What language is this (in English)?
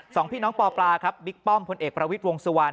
Thai